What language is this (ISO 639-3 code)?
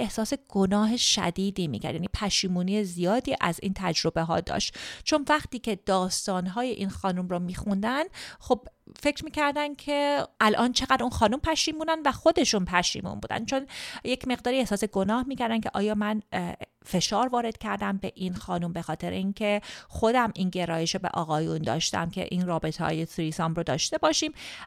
fas